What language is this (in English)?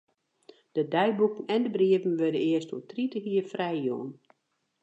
Western Frisian